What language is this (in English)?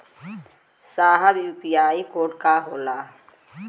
Bhojpuri